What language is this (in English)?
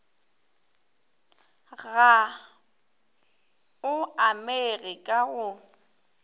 Northern Sotho